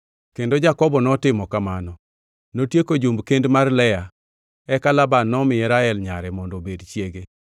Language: Luo (Kenya and Tanzania)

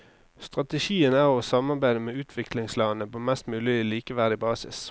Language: Norwegian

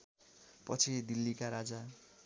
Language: Nepali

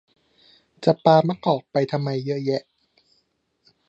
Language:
Thai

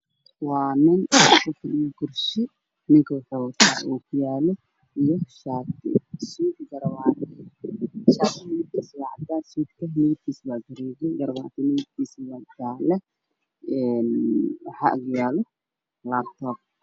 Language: Somali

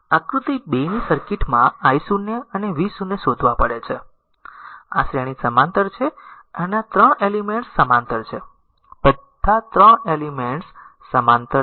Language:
Gujarati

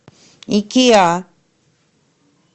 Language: Russian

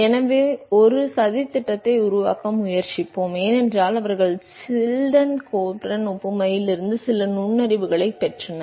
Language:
Tamil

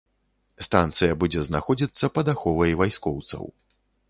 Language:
Belarusian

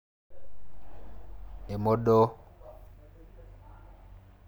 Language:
Masai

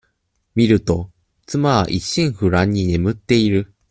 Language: Japanese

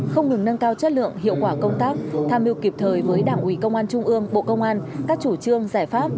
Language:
Vietnamese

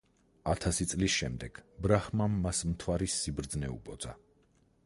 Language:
Georgian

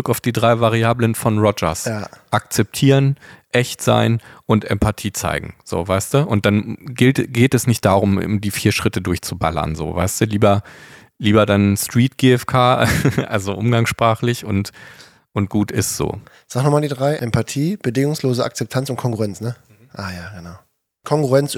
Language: German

